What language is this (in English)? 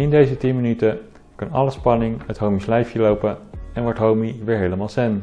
Dutch